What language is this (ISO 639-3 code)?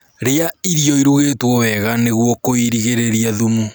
kik